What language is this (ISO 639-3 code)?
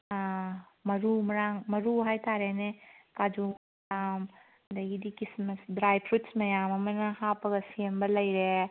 mni